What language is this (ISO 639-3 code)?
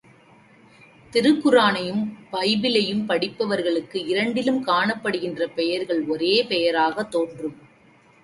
tam